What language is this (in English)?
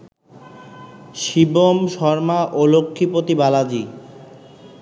Bangla